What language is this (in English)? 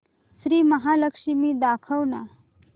Marathi